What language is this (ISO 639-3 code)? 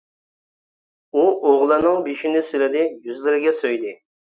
uig